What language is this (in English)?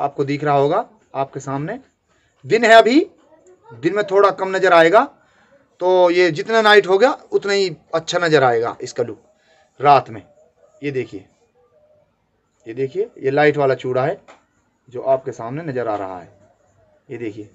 Hindi